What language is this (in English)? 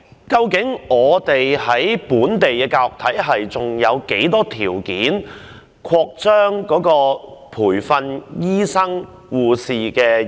Cantonese